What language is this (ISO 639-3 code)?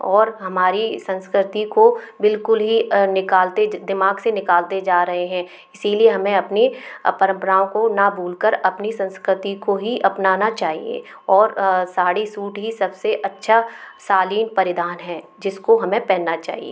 hin